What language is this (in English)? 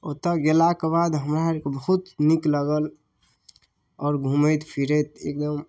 Maithili